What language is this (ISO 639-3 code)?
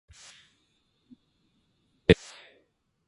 jpn